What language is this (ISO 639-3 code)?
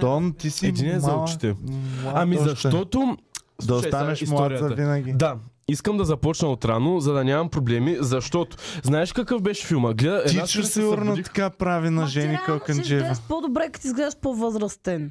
bul